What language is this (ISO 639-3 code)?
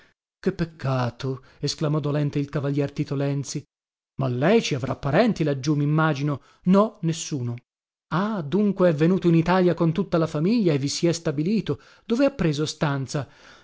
ita